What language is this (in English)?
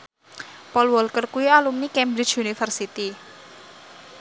Javanese